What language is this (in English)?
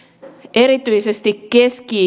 Finnish